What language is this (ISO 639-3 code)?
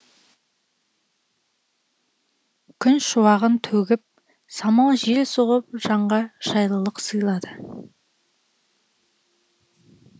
kaz